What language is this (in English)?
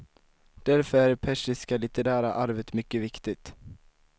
Swedish